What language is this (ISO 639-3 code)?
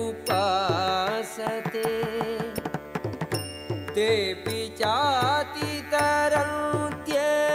tel